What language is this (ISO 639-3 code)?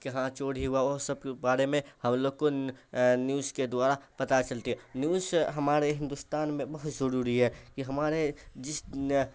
urd